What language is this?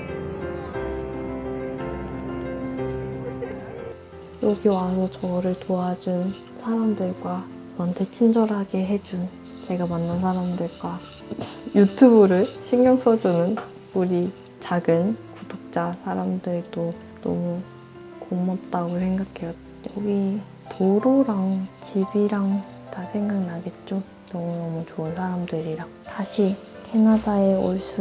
Korean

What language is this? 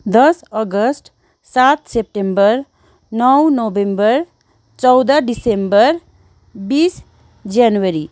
Nepali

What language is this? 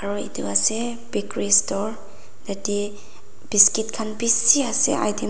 Naga Pidgin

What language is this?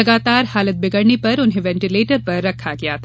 Hindi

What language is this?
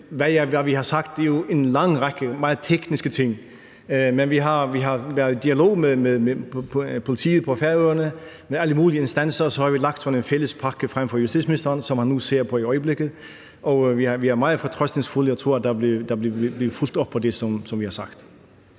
Danish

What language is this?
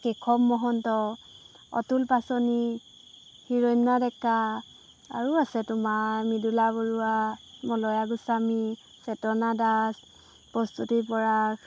Assamese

